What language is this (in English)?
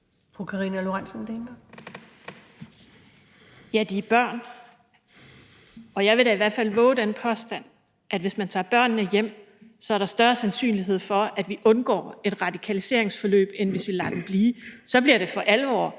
Danish